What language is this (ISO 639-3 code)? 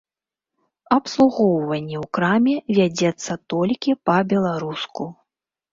bel